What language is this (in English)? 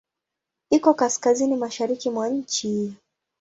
Swahili